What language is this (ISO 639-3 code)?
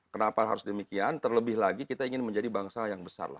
ind